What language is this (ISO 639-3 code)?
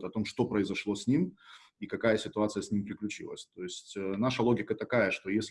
rus